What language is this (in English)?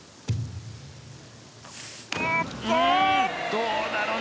Japanese